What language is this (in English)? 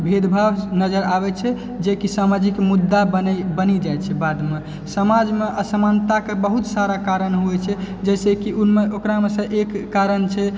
Maithili